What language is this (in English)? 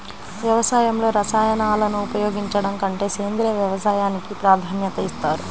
Telugu